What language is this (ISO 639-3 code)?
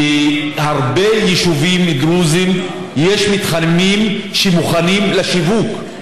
heb